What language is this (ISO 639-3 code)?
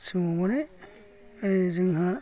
brx